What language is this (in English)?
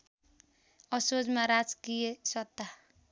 Nepali